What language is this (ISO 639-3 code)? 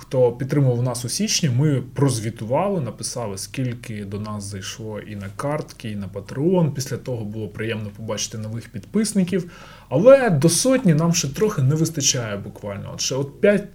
ukr